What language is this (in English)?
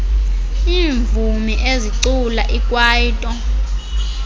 Xhosa